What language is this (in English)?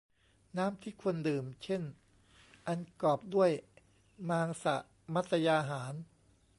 Thai